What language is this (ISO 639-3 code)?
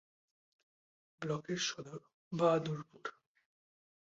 ben